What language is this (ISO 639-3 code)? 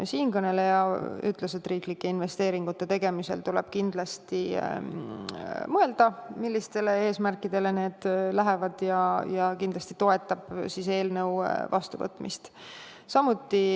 est